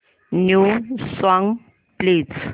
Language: Marathi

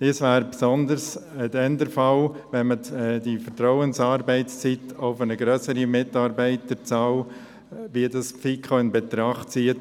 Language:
Swiss German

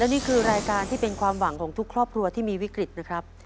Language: Thai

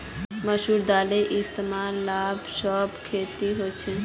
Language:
Magahi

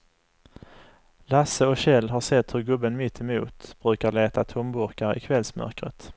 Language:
Swedish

